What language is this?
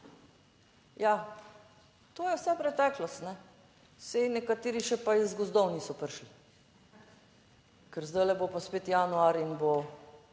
Slovenian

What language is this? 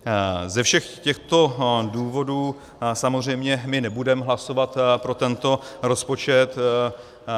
Czech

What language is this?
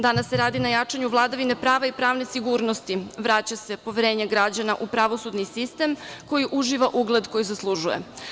Serbian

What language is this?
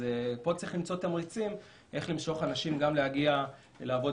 Hebrew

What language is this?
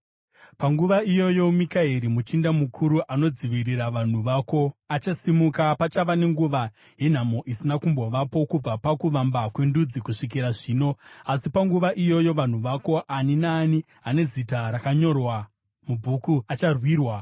Shona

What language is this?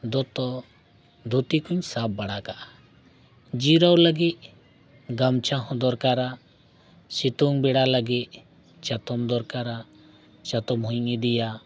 Santali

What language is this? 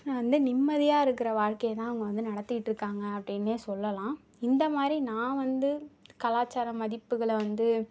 Tamil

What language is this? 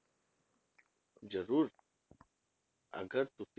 Punjabi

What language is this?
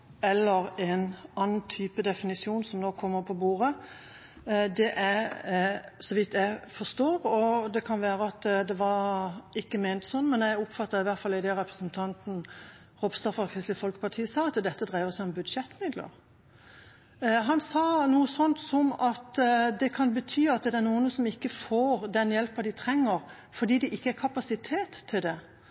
Norwegian Bokmål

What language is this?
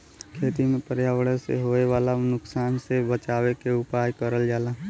Bhojpuri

